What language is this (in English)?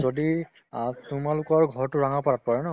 Assamese